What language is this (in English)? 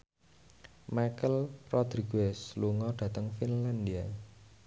Javanese